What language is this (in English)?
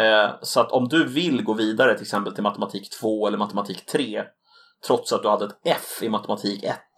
Swedish